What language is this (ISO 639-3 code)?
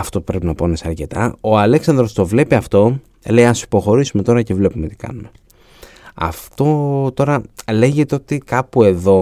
ell